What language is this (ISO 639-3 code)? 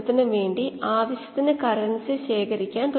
mal